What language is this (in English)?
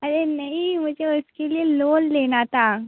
Hindi